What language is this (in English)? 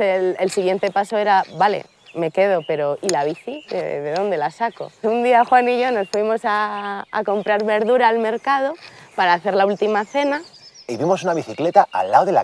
Spanish